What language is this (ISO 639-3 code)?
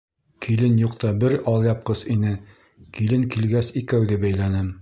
bak